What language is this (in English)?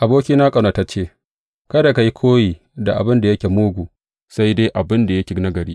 Hausa